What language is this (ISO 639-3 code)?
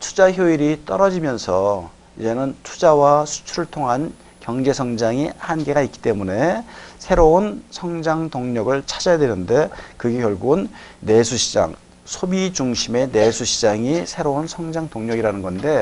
kor